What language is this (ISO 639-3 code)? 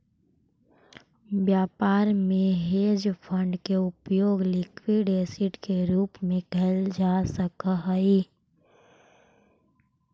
mag